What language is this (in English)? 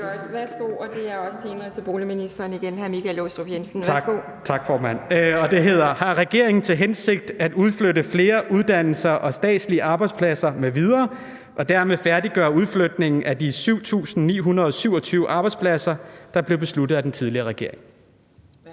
Danish